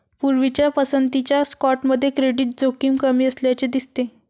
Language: Marathi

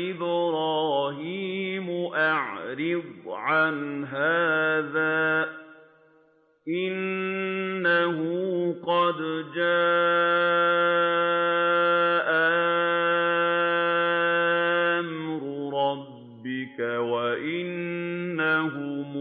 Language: Arabic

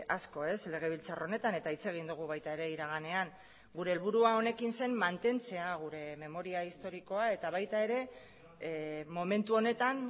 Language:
Basque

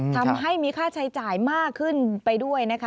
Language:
Thai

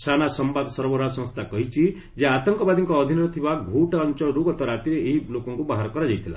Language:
Odia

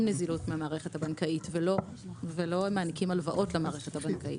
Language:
Hebrew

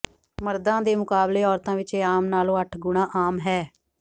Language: Punjabi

